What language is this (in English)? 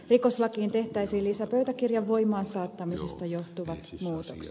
Finnish